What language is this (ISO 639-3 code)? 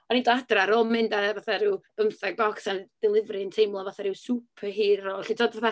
cym